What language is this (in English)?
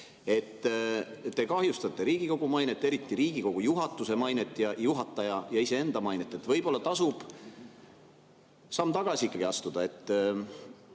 Estonian